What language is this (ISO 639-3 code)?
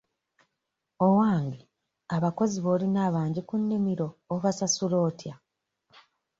lug